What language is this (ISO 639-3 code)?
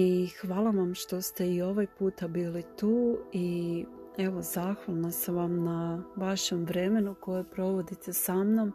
hrv